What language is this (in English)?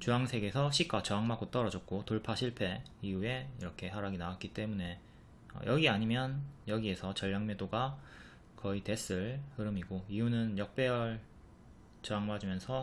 Korean